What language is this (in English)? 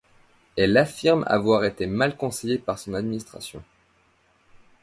French